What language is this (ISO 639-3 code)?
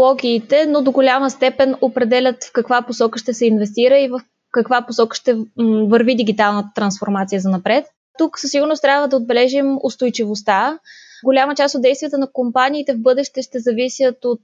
bul